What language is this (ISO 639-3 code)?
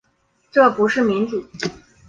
zho